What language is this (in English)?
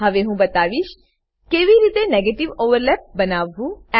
Gujarati